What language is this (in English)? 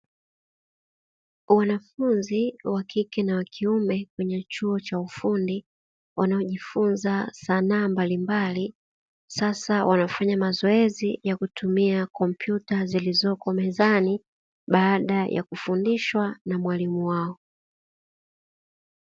Swahili